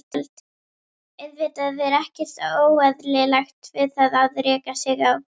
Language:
Icelandic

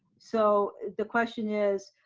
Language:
English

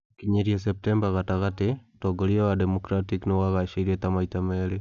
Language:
Kikuyu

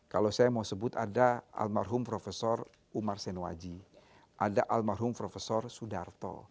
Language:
Indonesian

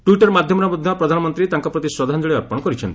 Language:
Odia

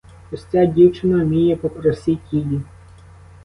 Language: Ukrainian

